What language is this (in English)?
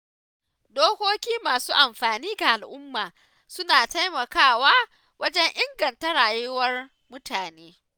Hausa